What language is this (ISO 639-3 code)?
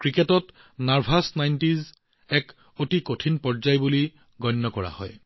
asm